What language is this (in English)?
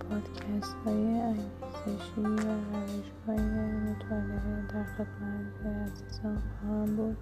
Persian